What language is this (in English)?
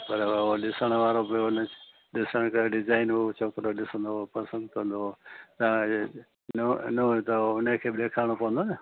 Sindhi